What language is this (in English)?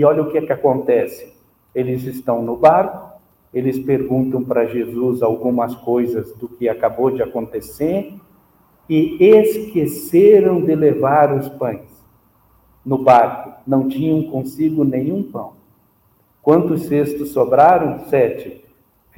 Portuguese